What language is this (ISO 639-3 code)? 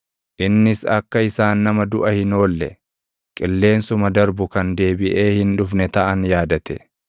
orm